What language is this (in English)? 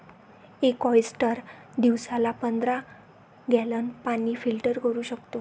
Marathi